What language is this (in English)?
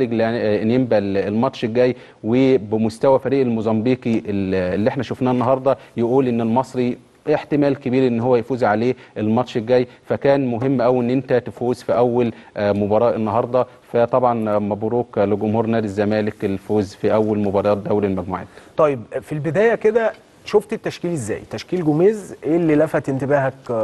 Arabic